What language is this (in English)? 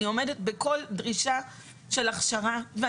Hebrew